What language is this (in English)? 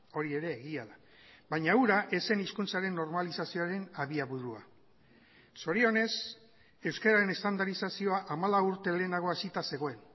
Basque